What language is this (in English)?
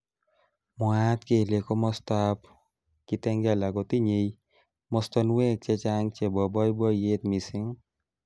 Kalenjin